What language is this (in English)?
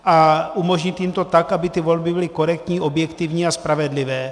Czech